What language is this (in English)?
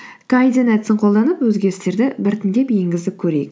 Kazakh